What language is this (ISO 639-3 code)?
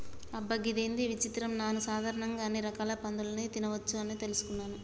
tel